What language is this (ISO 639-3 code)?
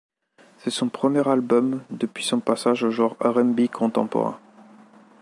fra